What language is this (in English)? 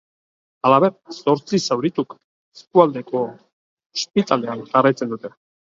Basque